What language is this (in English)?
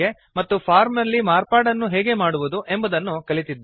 Kannada